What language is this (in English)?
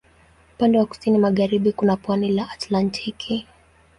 Swahili